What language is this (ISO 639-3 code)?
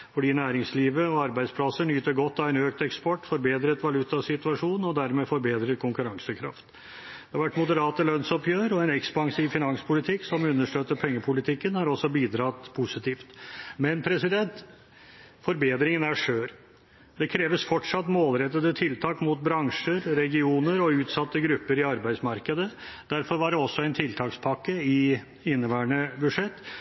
nob